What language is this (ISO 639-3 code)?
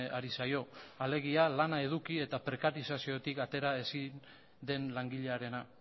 eus